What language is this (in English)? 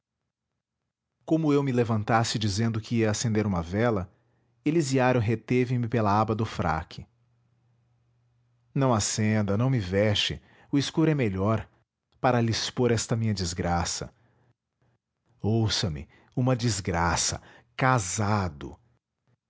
Portuguese